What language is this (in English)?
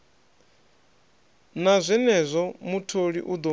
Venda